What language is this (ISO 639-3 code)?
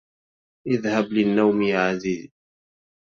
ara